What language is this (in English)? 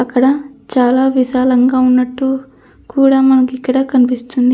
Telugu